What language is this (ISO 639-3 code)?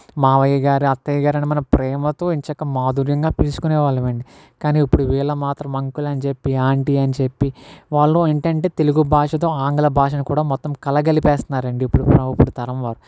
tel